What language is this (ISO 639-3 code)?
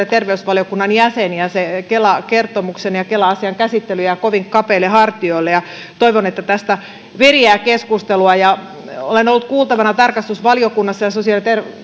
fin